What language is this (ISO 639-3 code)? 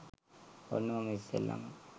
sin